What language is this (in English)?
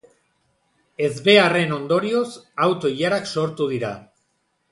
Basque